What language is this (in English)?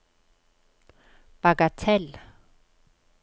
Norwegian